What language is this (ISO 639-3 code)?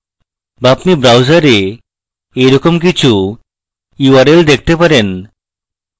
ben